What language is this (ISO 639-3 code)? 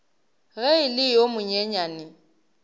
nso